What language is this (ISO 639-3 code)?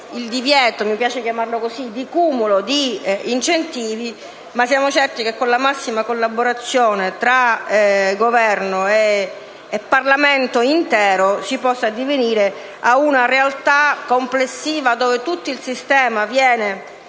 ita